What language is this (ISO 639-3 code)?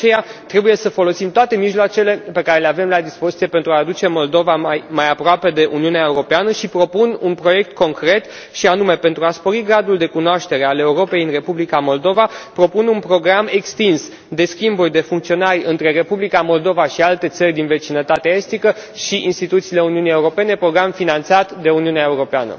ron